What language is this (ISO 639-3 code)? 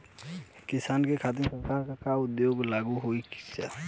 bho